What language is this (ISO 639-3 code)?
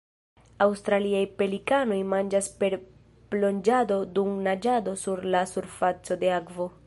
epo